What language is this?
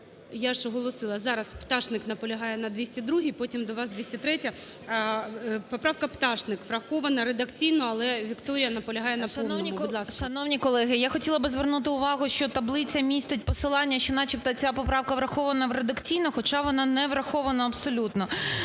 Ukrainian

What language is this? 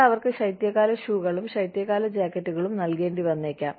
Malayalam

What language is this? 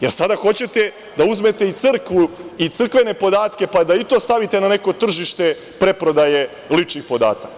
Serbian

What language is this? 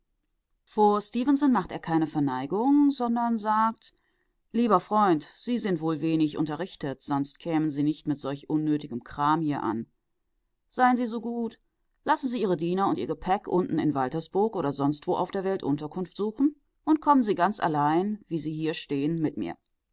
German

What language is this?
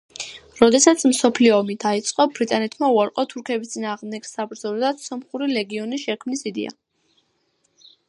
Georgian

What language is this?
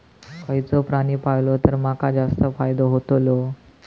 Marathi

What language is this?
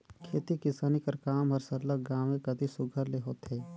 Chhattisgarhi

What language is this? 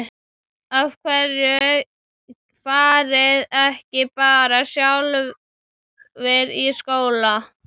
Icelandic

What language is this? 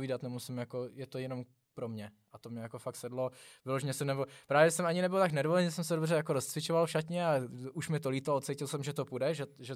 Czech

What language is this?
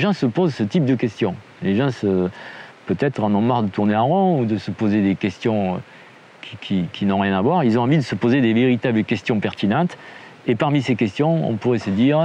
French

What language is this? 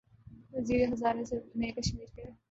Urdu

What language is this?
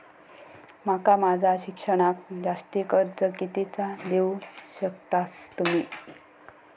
Marathi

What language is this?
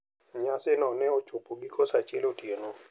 Luo (Kenya and Tanzania)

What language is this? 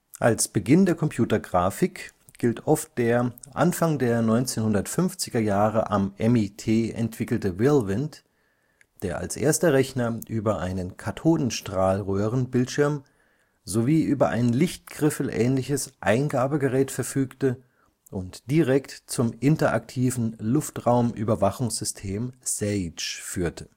German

